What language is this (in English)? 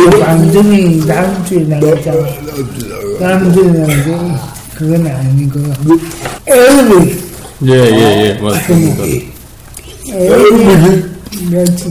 Korean